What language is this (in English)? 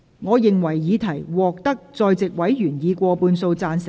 Cantonese